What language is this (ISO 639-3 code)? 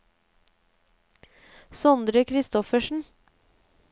nor